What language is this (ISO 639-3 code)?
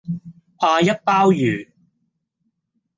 yue